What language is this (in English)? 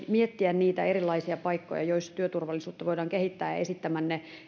Finnish